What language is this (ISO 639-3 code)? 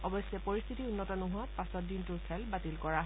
asm